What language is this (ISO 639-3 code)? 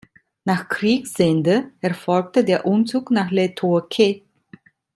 deu